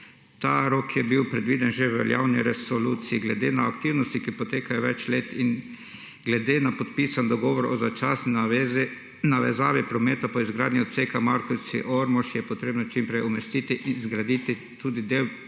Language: Slovenian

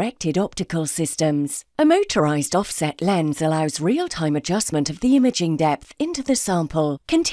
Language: English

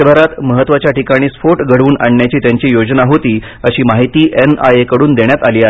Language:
Marathi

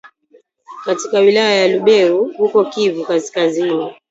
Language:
Swahili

